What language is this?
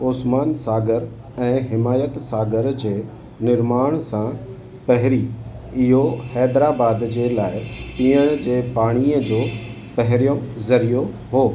Sindhi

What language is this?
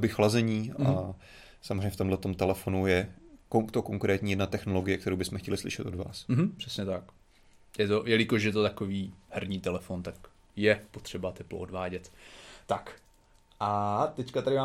Czech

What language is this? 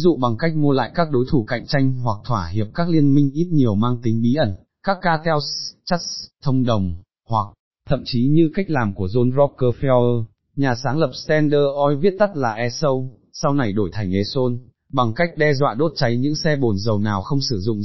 Vietnamese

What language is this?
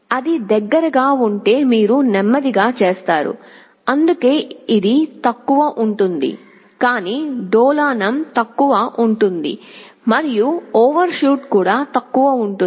Telugu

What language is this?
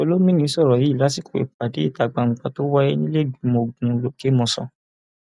Yoruba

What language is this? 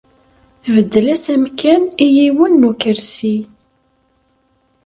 Kabyle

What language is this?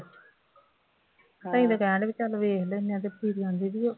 Punjabi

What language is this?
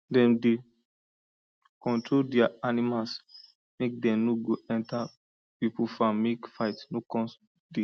Nigerian Pidgin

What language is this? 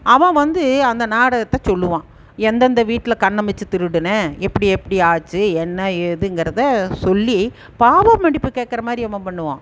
Tamil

